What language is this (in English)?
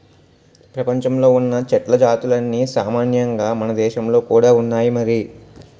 Telugu